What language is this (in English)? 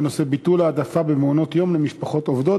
Hebrew